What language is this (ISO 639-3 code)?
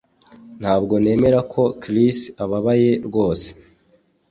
kin